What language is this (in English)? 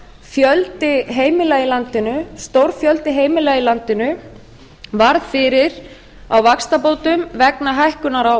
Icelandic